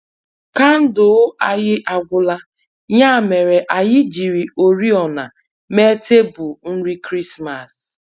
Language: Igbo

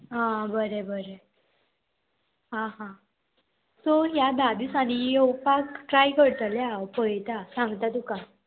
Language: Konkani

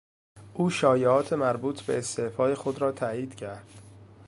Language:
Persian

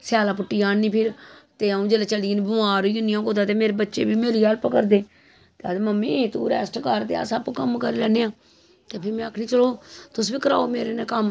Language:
Dogri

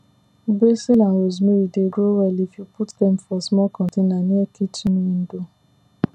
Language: Nigerian Pidgin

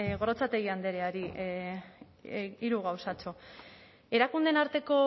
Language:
Basque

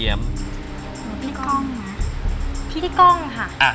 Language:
Thai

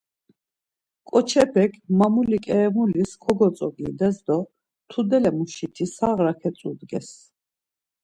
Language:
Laz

